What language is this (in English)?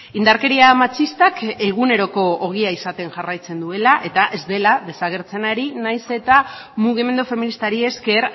Basque